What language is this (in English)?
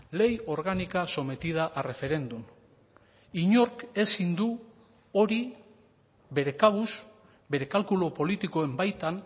Basque